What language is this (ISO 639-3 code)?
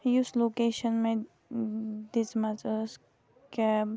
kas